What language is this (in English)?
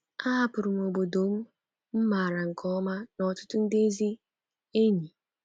Igbo